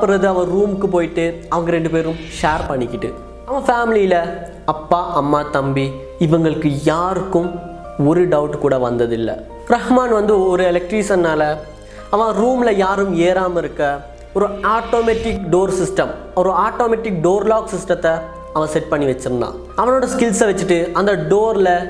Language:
Tamil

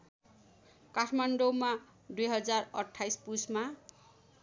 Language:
Nepali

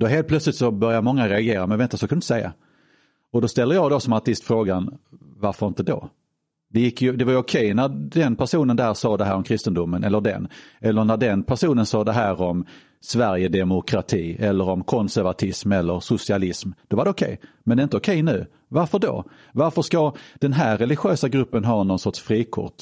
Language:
Swedish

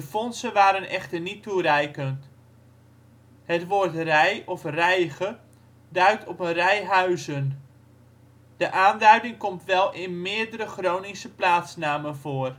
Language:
Dutch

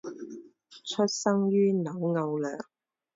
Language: Chinese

